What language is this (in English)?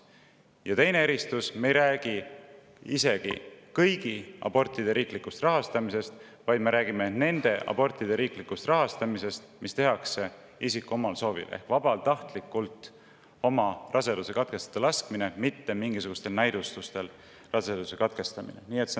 Estonian